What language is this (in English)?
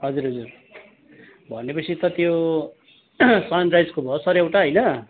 Nepali